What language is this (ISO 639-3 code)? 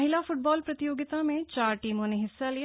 hin